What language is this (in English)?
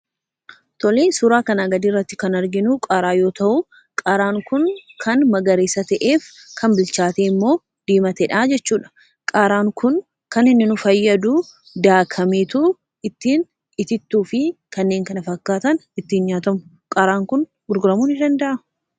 Oromo